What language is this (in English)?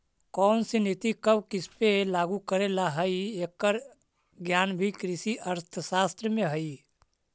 Magahi